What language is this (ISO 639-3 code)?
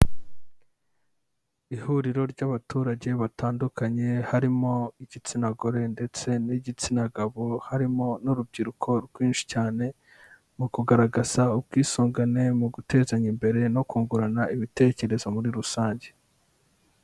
kin